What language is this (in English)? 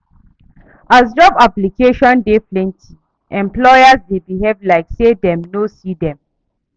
Nigerian Pidgin